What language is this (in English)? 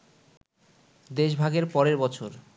Bangla